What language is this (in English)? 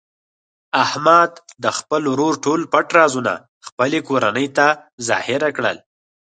Pashto